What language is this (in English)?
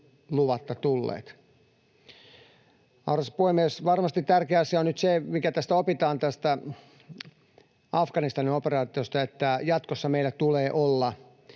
Finnish